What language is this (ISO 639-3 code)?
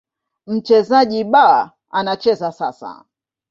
swa